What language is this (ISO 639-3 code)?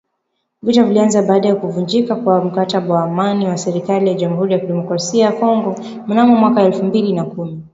swa